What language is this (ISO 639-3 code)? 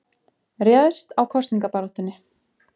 isl